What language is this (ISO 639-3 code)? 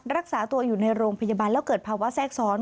tha